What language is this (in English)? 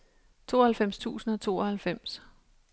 Danish